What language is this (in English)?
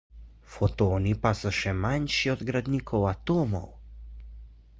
Slovenian